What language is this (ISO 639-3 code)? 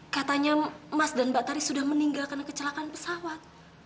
ind